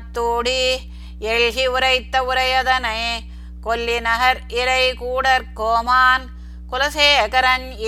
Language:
Tamil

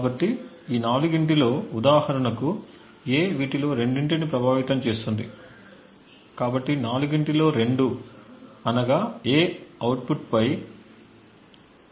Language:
Telugu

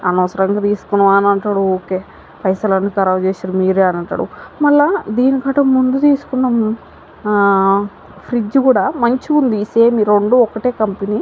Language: Telugu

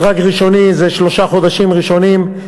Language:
Hebrew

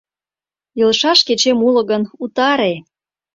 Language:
Mari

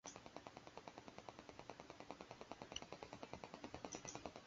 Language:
Esperanto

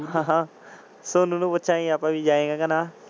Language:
Punjabi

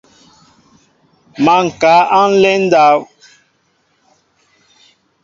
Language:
Mbo (Cameroon)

